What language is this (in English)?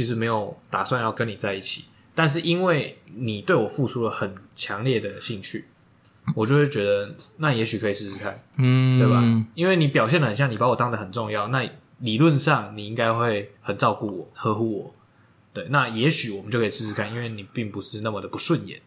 Chinese